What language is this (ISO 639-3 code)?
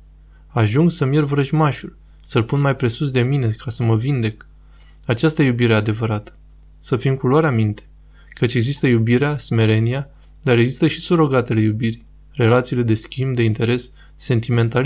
ron